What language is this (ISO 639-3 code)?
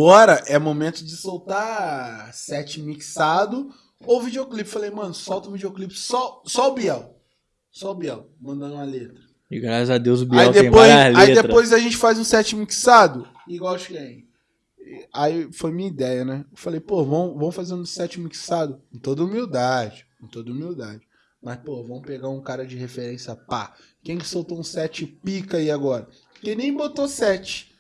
por